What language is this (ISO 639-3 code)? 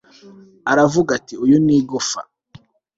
kin